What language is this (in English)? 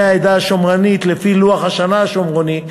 Hebrew